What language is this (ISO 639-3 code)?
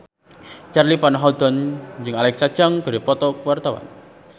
sun